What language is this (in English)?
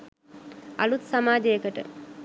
Sinhala